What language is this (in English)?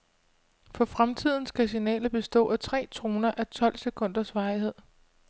Danish